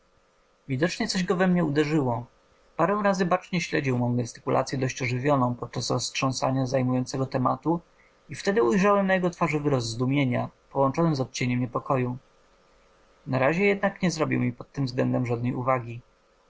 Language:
Polish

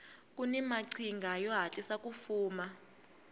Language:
Tsonga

